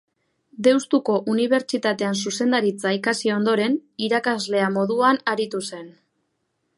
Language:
Basque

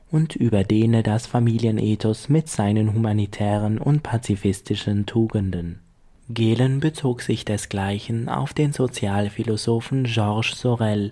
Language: German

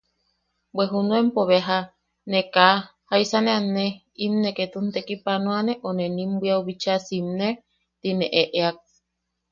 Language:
Yaqui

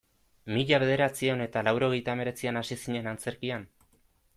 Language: Basque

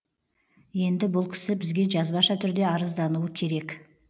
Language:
Kazakh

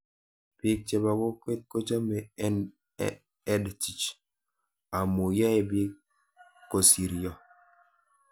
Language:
Kalenjin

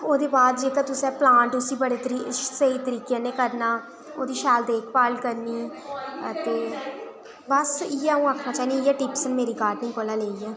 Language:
Dogri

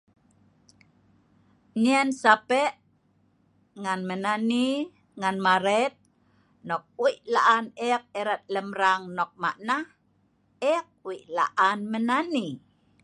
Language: Sa'ban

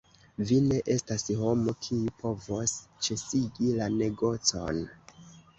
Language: Esperanto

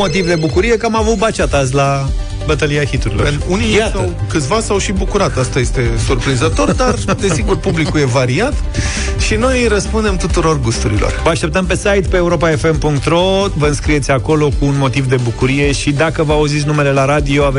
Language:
Romanian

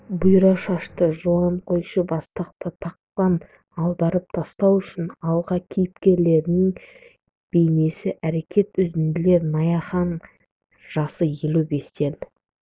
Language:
Kazakh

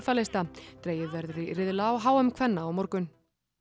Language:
Icelandic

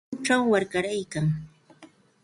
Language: Santa Ana de Tusi Pasco Quechua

